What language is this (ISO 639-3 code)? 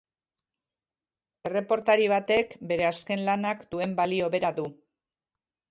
eus